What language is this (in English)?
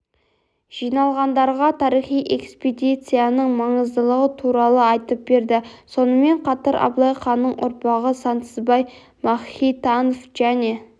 Kazakh